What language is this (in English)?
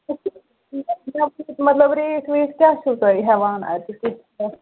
Kashmiri